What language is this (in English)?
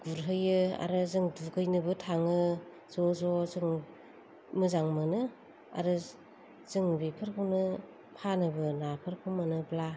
Bodo